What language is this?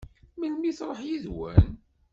Kabyle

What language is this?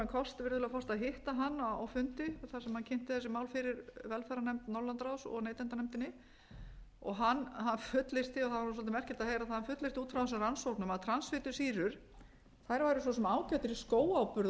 Icelandic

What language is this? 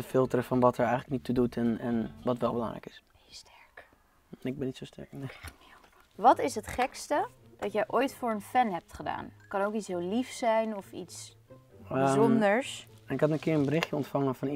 Dutch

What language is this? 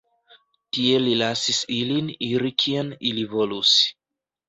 Esperanto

